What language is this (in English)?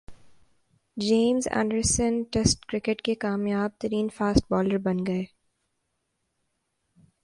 Urdu